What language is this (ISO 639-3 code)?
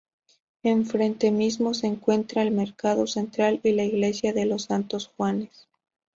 spa